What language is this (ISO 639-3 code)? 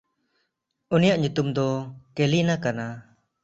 sat